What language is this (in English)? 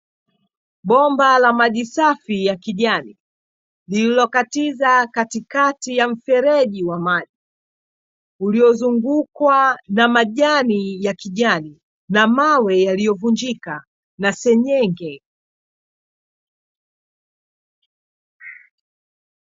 Swahili